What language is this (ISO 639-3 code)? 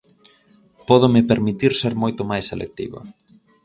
glg